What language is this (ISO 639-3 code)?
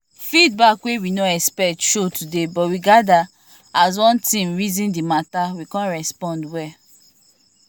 pcm